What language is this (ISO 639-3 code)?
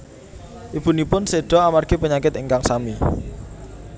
jav